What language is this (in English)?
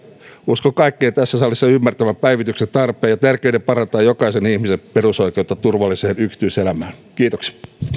Finnish